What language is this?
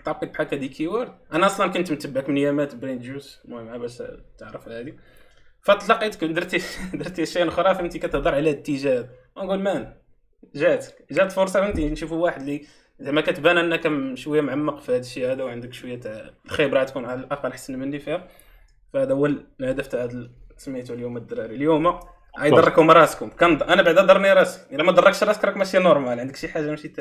Arabic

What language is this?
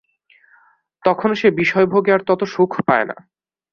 Bangla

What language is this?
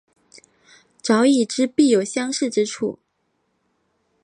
Chinese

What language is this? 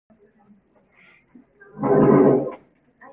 Cantonese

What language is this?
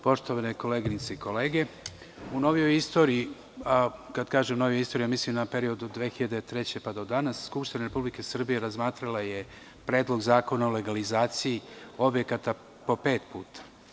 Serbian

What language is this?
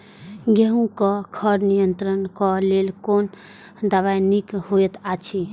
Maithili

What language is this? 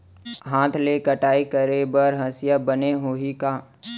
Chhattisgarhi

